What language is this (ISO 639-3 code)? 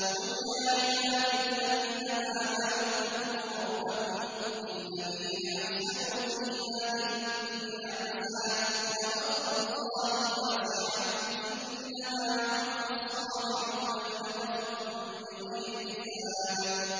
ara